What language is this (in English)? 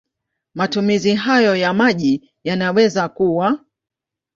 Swahili